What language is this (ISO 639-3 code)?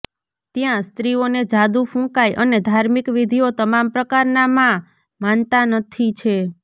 guj